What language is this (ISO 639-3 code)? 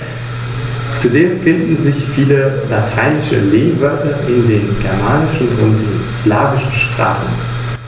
deu